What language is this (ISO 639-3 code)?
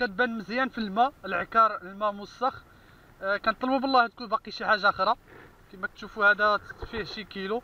ara